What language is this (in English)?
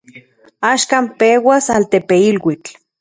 Central Puebla Nahuatl